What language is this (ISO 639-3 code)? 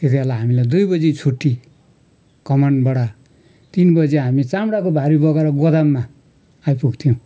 nep